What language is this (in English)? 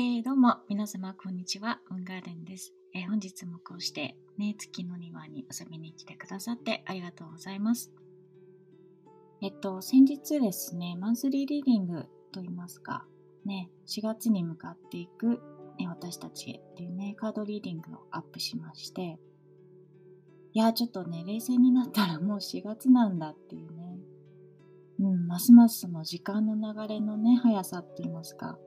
Japanese